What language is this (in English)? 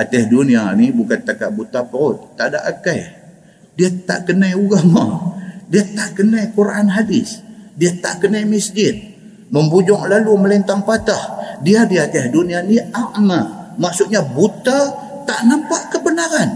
Malay